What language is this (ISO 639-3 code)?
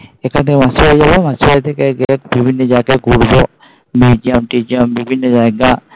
ben